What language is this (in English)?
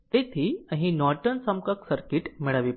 Gujarati